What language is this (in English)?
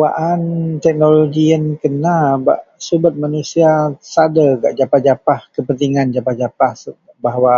Central Melanau